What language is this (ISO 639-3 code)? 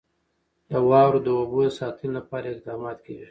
pus